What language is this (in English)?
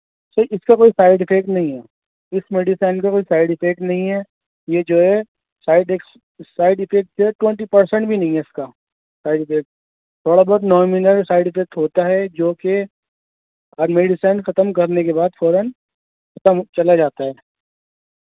Urdu